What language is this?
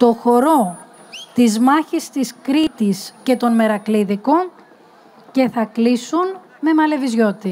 Greek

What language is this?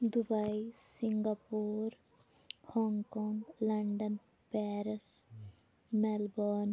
Kashmiri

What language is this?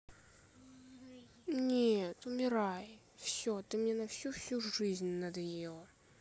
Russian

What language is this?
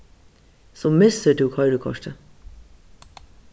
Faroese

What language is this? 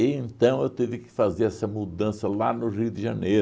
Portuguese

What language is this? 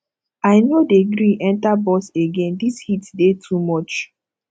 Nigerian Pidgin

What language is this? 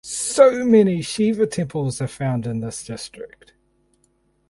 English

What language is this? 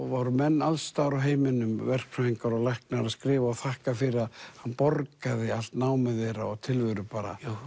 Icelandic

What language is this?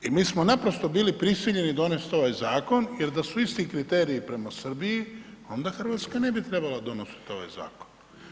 Croatian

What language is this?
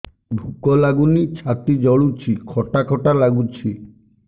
Odia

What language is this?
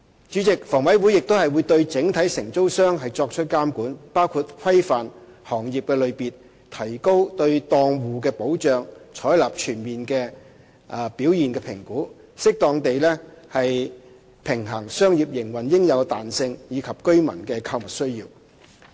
Cantonese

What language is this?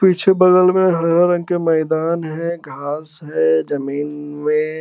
Magahi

